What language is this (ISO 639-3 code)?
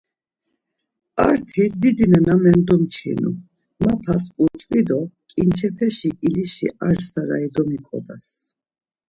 lzz